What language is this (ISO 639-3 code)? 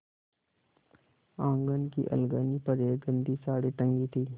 hin